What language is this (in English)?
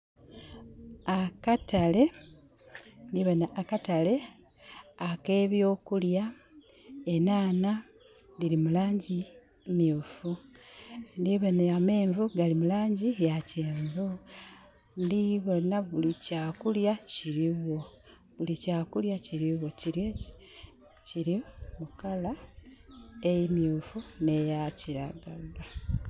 Soga